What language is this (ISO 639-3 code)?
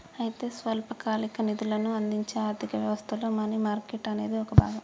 tel